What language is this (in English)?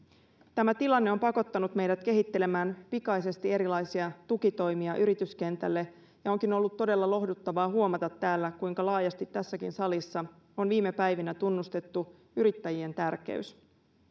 Finnish